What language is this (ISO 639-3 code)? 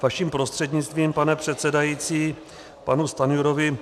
ces